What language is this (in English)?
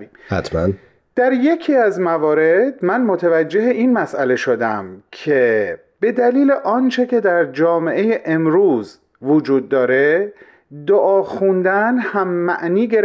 Persian